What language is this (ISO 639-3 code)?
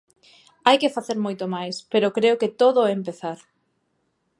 glg